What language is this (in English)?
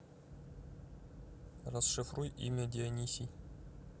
Russian